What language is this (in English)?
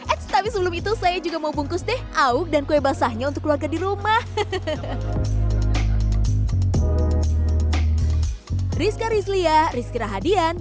Indonesian